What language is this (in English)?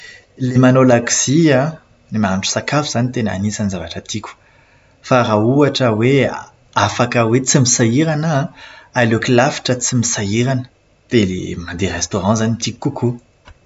Malagasy